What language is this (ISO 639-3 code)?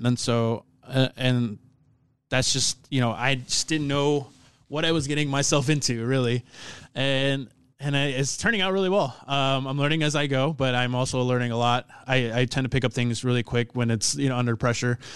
eng